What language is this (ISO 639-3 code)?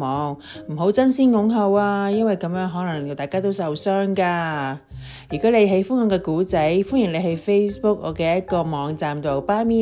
zho